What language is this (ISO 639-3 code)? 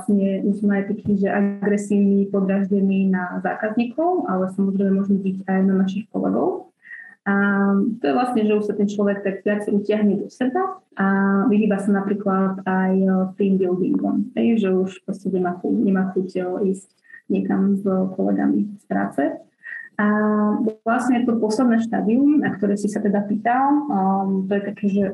slk